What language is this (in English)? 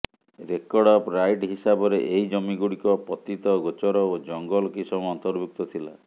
Odia